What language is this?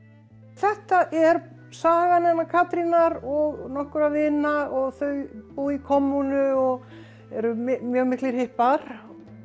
Icelandic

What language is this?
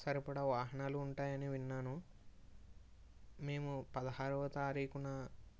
Telugu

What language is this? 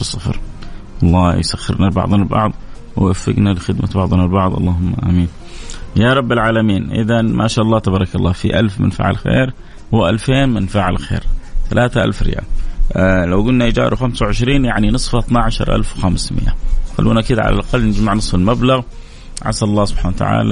Arabic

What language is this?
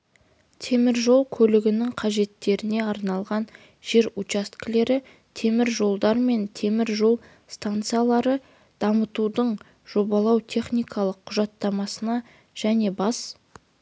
Kazakh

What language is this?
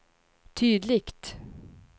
Swedish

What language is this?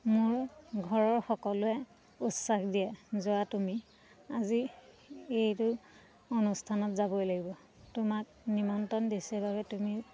Assamese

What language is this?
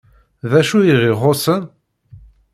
Kabyle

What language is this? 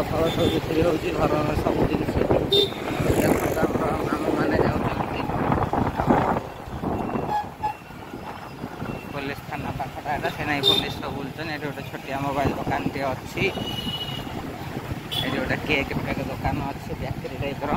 Indonesian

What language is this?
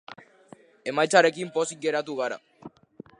Basque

